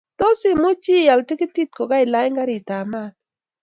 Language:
Kalenjin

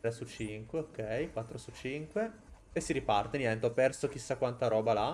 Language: Italian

